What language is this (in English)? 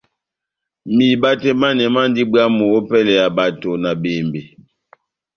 Batanga